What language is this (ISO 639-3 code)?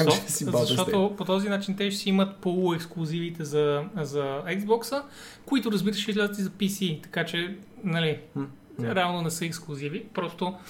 bul